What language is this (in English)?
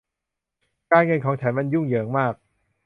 Thai